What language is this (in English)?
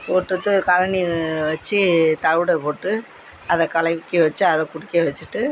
Tamil